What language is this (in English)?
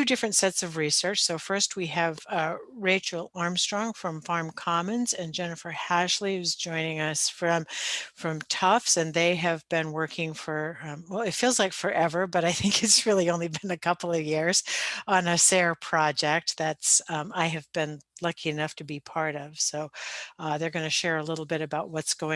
English